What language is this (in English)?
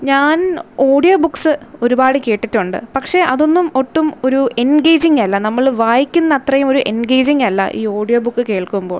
Malayalam